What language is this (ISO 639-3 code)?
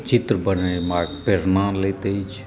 mai